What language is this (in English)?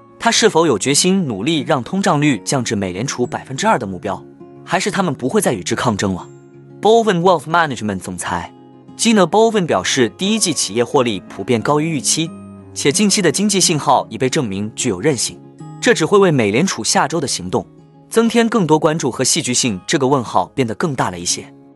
Chinese